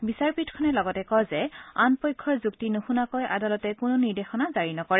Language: Assamese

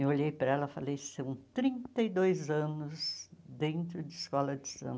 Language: Portuguese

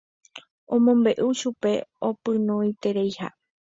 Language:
Guarani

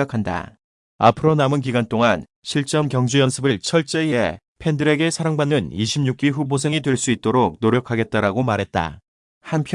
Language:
Korean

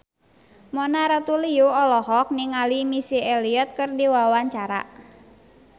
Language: Sundanese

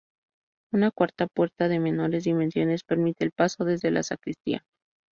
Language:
Spanish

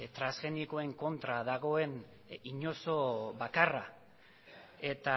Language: Basque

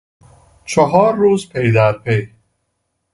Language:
Persian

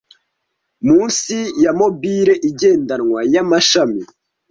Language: Kinyarwanda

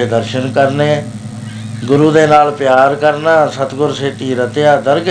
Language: Punjabi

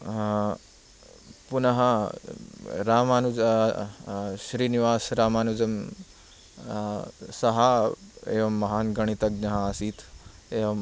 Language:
Sanskrit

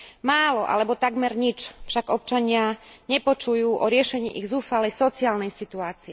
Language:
Slovak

